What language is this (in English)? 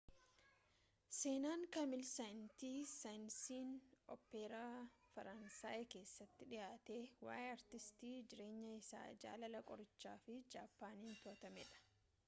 Oromo